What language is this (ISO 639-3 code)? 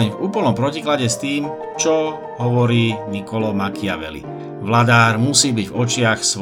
slk